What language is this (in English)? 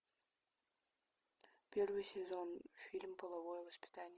Russian